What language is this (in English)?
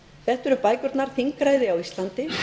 Icelandic